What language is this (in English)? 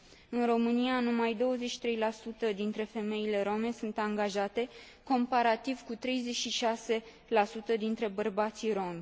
Romanian